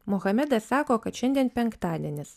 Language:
Lithuanian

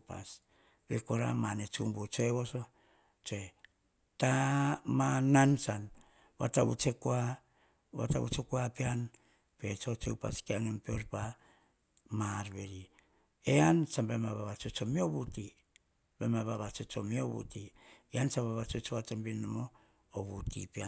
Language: Hahon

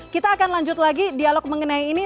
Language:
Indonesian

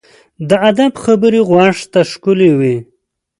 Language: Pashto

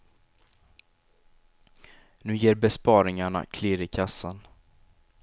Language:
Swedish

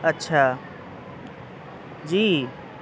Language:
Urdu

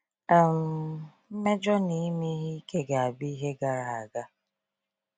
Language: Igbo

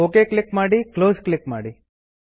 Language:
Kannada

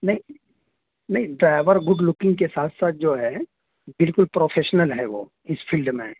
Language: Urdu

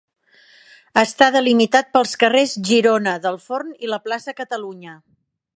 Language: Catalan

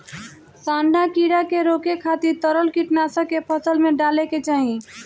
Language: Bhojpuri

